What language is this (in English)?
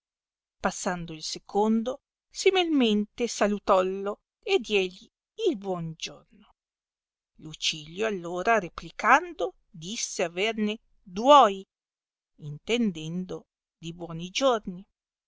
Italian